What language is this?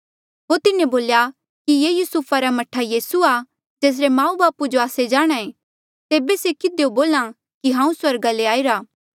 Mandeali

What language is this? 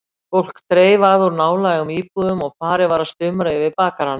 Icelandic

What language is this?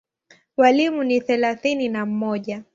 Swahili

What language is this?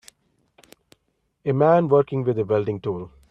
English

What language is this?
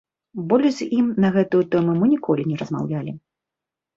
Belarusian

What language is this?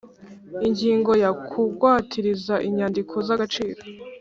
Kinyarwanda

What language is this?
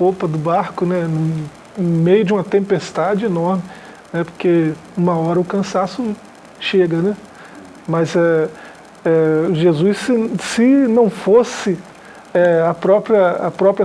Portuguese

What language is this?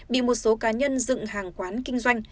Vietnamese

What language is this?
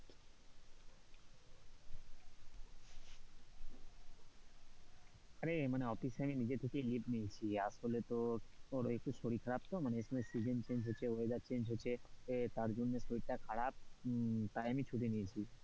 Bangla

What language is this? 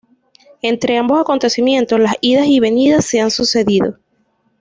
Spanish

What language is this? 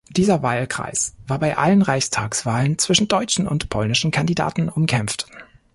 German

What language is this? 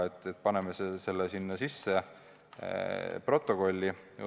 Estonian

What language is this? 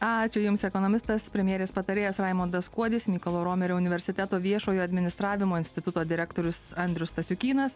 Lithuanian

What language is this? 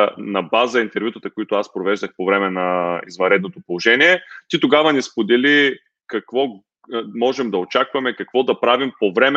Bulgarian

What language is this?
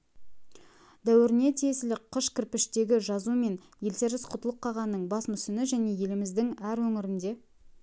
Kazakh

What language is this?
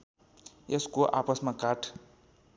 Nepali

